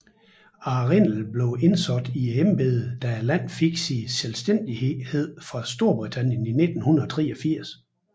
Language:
Danish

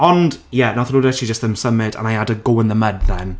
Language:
Welsh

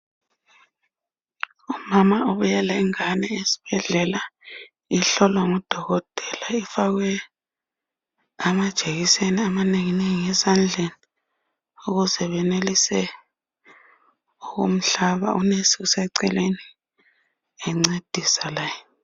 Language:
North Ndebele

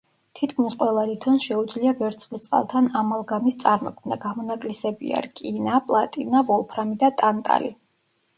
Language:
Georgian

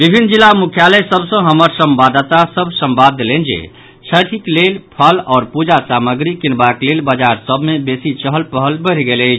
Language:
Maithili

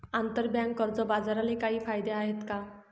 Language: Marathi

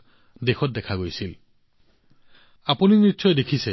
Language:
Assamese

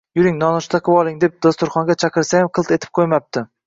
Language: Uzbek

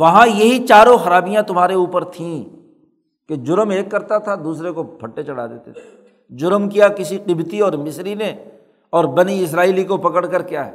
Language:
Urdu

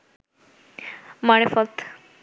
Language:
Bangla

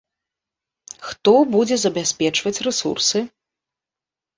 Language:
Belarusian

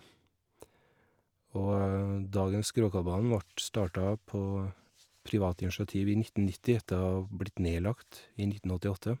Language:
Norwegian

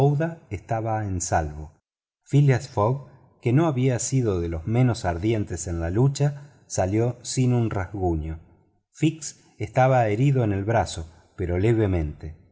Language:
Spanish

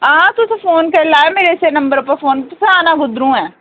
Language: Dogri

